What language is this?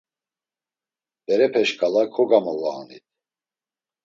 Laz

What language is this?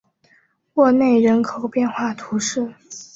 Chinese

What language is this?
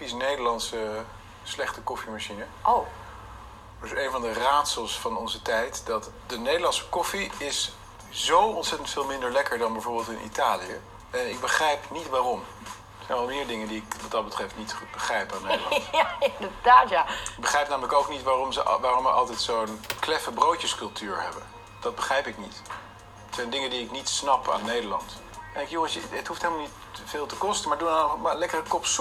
Dutch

